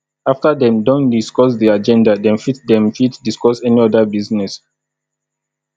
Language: Nigerian Pidgin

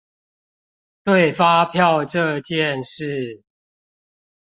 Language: Chinese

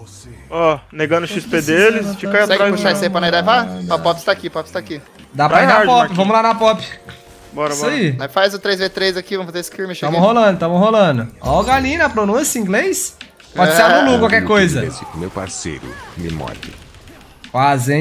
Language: Portuguese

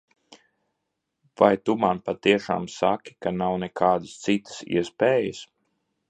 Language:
Latvian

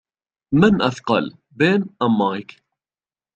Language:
Arabic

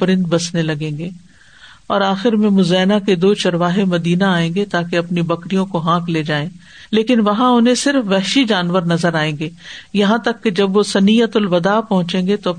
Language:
Urdu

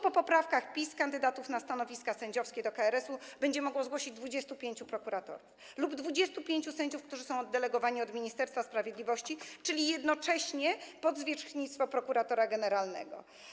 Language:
Polish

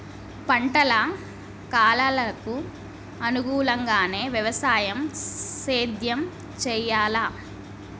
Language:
Telugu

